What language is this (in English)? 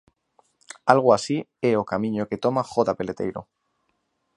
Galician